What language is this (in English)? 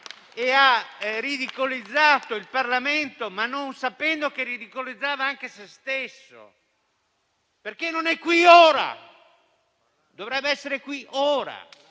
Italian